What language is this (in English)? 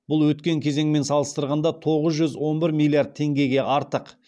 Kazakh